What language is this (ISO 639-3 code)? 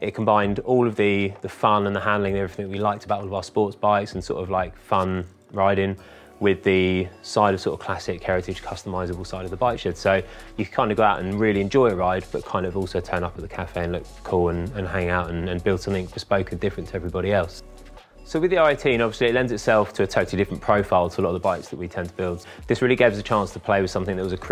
eng